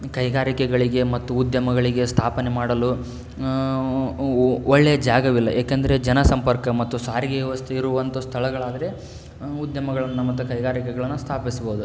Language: Kannada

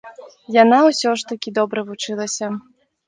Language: Belarusian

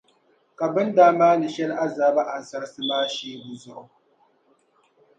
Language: Dagbani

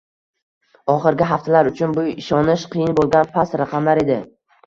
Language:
Uzbek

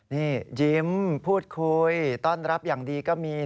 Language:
Thai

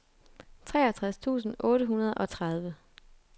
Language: Danish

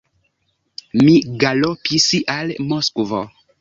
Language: Esperanto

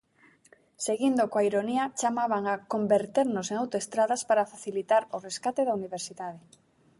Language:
Galician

